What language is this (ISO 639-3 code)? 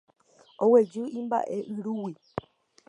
grn